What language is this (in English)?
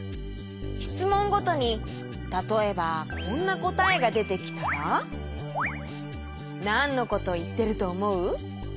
Japanese